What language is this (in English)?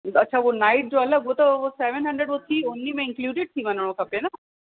Sindhi